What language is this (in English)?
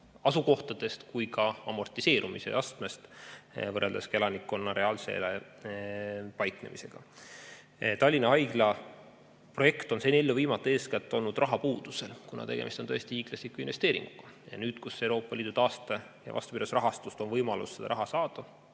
Estonian